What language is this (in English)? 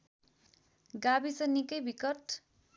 Nepali